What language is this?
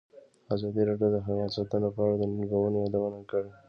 Pashto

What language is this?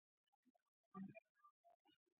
Georgian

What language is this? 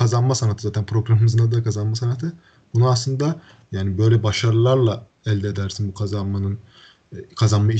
Turkish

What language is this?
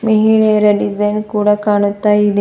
Kannada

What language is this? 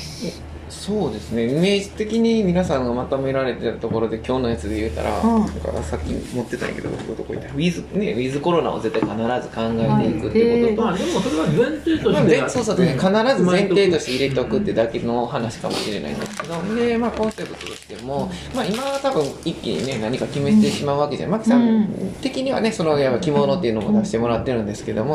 Japanese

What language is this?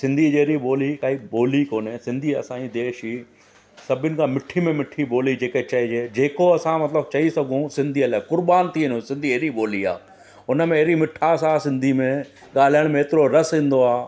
Sindhi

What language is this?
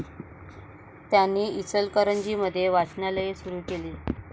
Marathi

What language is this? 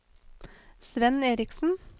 Norwegian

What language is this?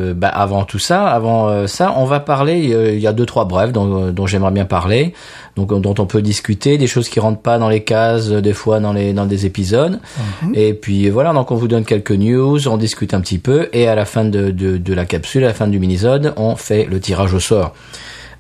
French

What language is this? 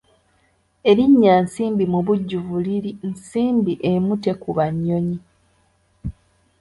Ganda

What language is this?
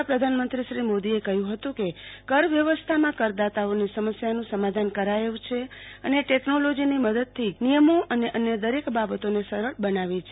Gujarati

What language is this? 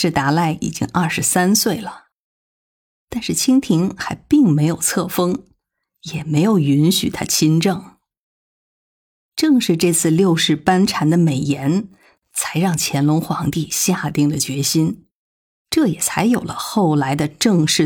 Chinese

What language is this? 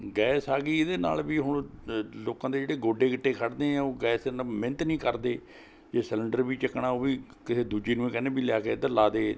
Punjabi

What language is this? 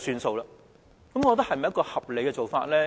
Cantonese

